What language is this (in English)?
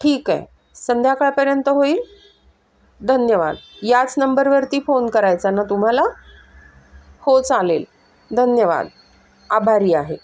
Marathi